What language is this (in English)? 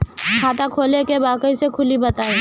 Bhojpuri